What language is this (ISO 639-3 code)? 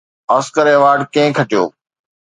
snd